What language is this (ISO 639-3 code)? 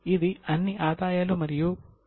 tel